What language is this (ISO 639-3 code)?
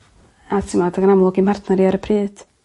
cym